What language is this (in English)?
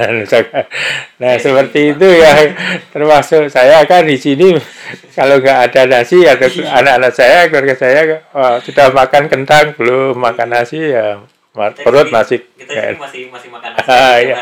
Indonesian